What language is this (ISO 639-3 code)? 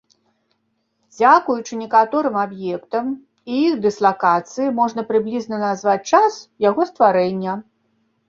bel